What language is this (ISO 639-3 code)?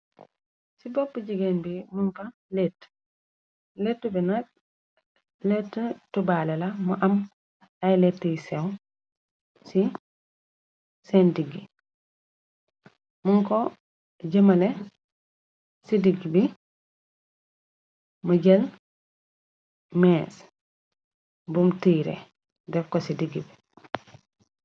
wol